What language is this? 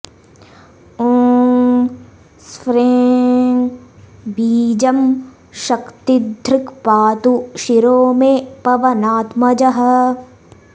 Sanskrit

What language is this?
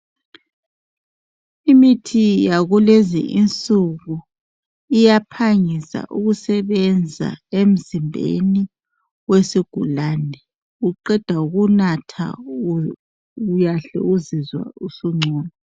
North Ndebele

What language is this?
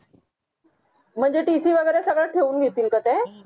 Marathi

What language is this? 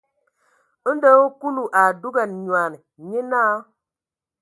Ewondo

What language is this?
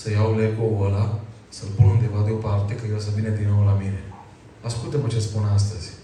Romanian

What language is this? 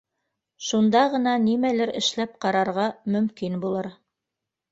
Bashkir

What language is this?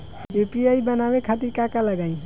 Bhojpuri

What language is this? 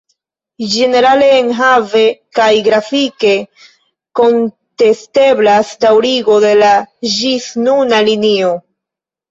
Esperanto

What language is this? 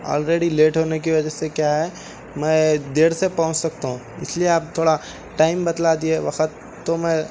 Urdu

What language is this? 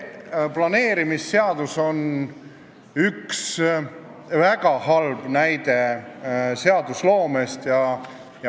Estonian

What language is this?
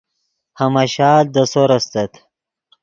Yidgha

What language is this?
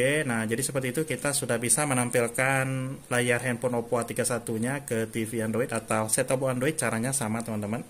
Indonesian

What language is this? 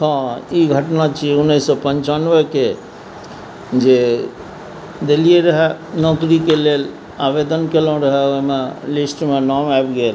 Maithili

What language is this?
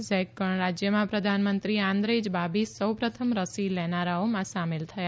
Gujarati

